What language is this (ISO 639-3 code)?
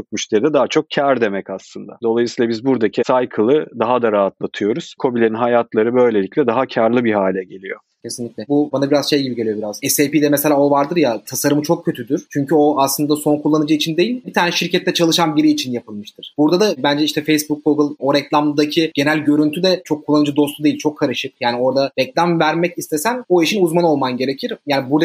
tur